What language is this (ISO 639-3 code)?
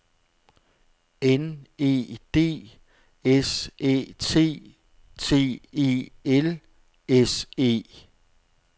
dan